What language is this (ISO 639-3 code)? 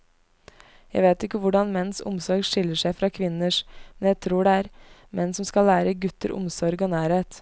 nor